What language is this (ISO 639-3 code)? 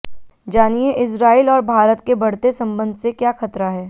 hin